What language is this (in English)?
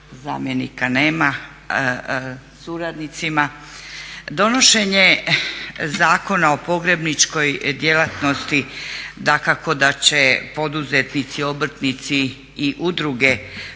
Croatian